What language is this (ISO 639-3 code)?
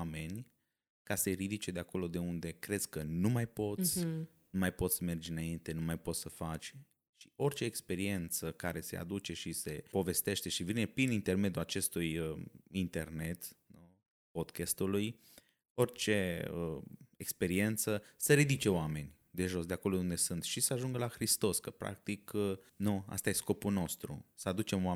ron